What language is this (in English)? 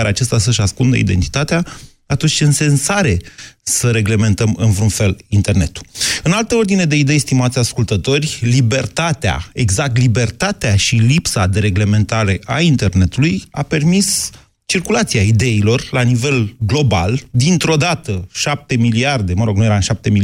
Romanian